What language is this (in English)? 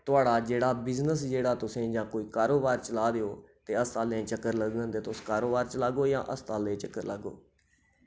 Dogri